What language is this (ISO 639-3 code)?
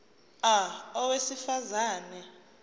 zul